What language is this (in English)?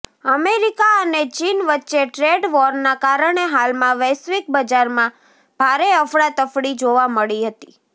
Gujarati